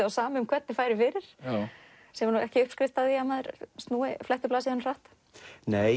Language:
Icelandic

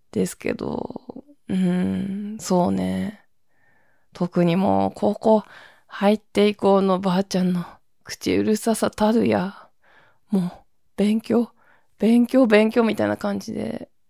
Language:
Japanese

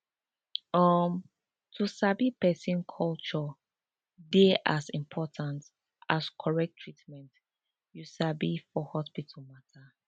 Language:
Nigerian Pidgin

